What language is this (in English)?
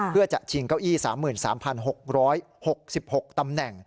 Thai